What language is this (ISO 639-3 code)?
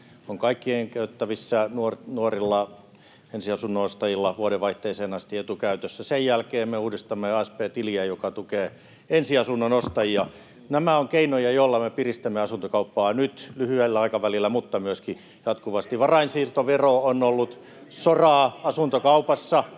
fin